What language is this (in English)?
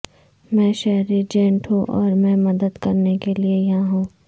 Urdu